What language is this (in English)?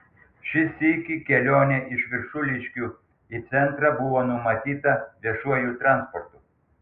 Lithuanian